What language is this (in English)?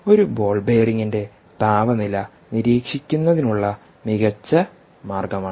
Malayalam